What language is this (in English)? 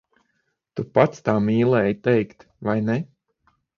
Latvian